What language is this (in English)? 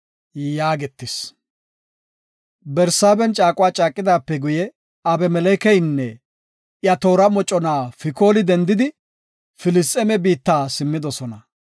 Gofa